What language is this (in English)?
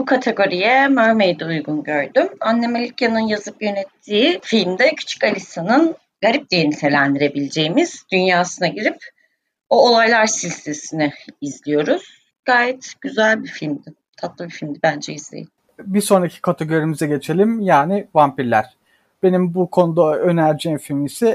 Turkish